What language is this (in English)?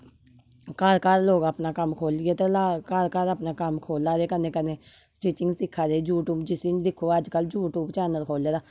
Dogri